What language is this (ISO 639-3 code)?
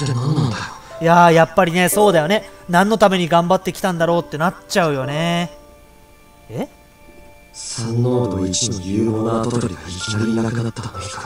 jpn